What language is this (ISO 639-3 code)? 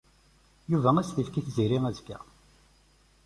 kab